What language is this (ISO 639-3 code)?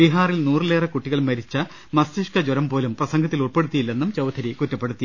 mal